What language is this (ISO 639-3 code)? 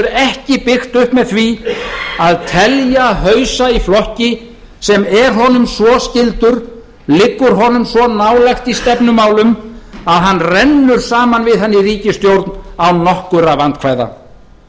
isl